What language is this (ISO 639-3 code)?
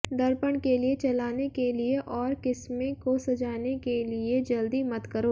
hin